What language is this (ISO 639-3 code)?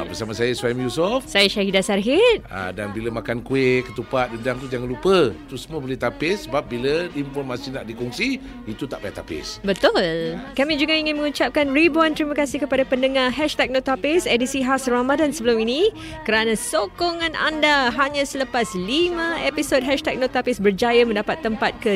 msa